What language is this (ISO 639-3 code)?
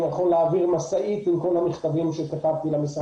heb